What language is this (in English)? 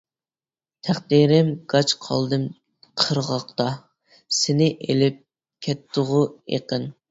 Uyghur